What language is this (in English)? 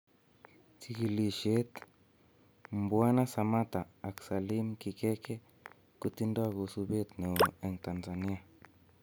Kalenjin